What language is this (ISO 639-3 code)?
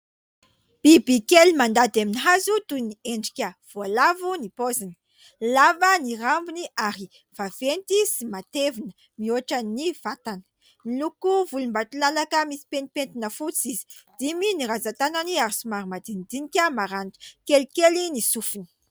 mlg